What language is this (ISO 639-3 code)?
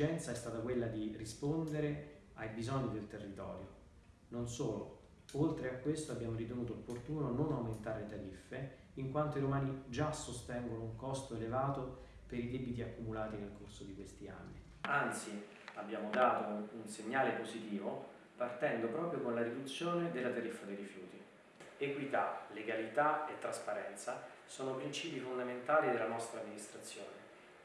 ita